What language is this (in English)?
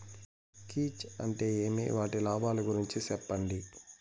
Telugu